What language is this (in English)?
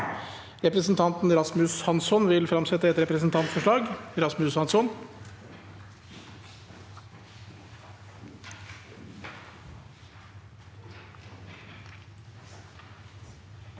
Norwegian